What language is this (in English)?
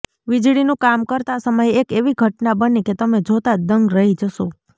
Gujarati